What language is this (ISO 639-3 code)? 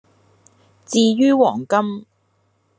yue